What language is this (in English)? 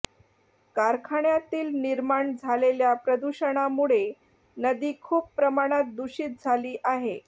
Marathi